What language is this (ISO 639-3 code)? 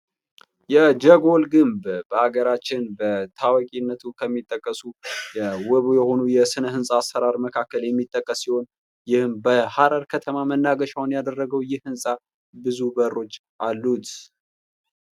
amh